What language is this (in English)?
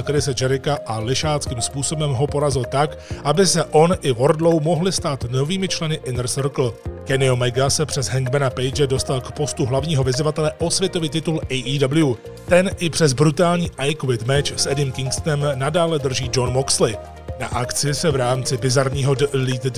Czech